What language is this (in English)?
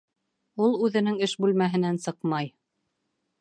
Bashkir